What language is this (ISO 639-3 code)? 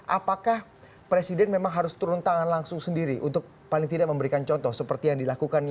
ind